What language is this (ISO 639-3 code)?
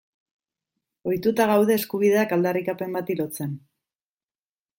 eus